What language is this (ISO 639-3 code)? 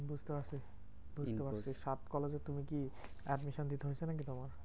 ben